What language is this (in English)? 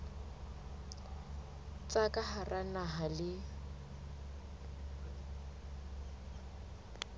Southern Sotho